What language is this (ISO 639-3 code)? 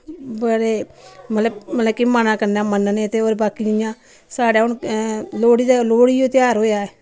doi